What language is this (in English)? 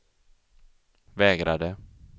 Swedish